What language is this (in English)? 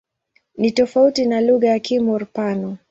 Swahili